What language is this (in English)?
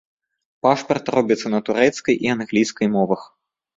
Belarusian